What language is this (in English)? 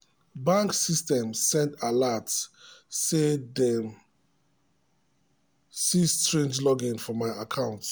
Nigerian Pidgin